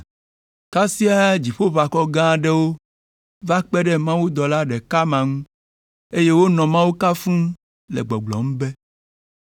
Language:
Ewe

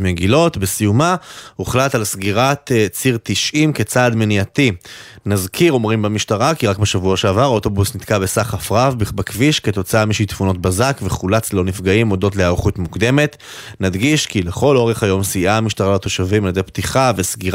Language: Hebrew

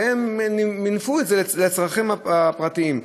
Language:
Hebrew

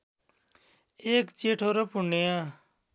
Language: Nepali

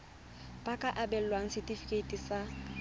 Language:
Tswana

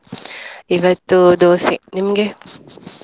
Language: Kannada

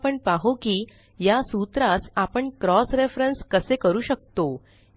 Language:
Marathi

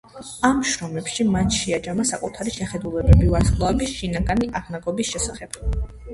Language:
Georgian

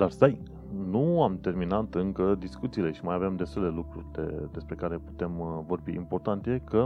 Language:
Romanian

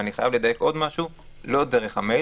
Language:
Hebrew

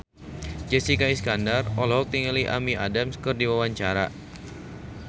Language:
Sundanese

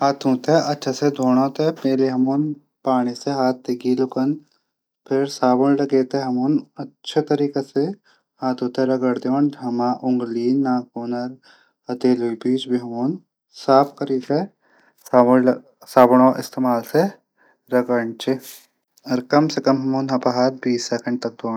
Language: Garhwali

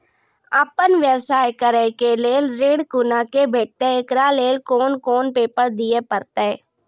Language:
Maithili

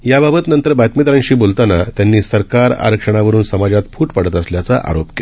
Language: Marathi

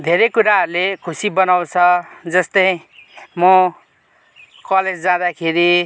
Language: Nepali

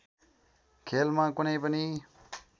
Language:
Nepali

